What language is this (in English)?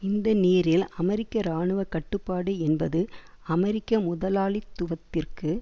Tamil